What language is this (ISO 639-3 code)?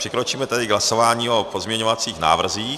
ces